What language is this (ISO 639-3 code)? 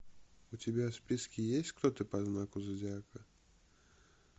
rus